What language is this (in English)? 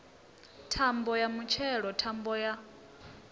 Venda